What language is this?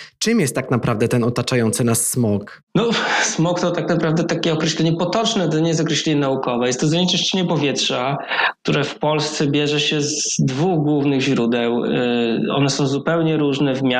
Polish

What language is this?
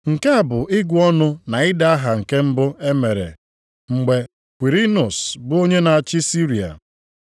Igbo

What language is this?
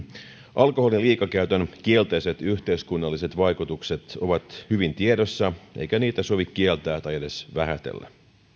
Finnish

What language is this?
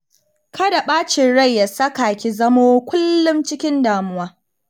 Hausa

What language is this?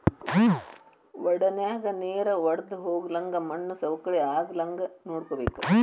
Kannada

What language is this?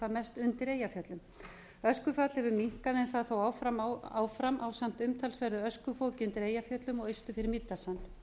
Icelandic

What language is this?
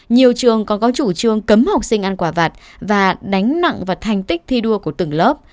Vietnamese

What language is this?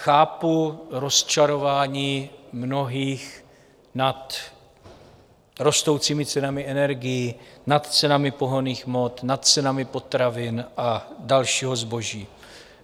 Czech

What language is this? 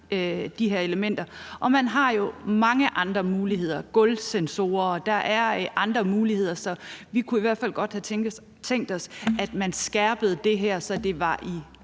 Danish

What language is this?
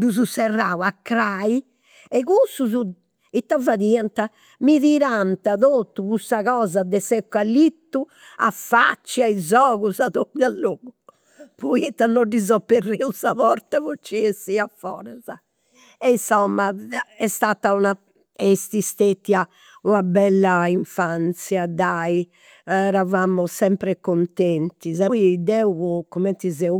Campidanese Sardinian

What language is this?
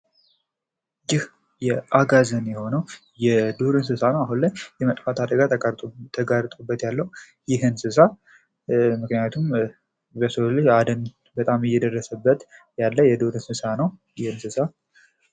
Amharic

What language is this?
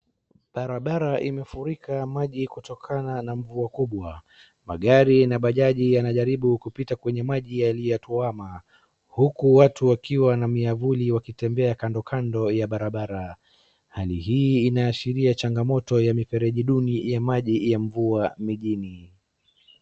Swahili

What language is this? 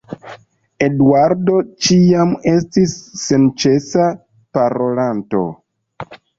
Esperanto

